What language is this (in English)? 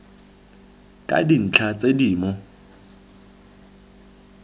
Tswana